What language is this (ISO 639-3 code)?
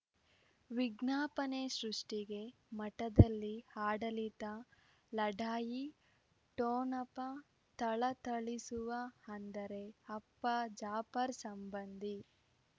kan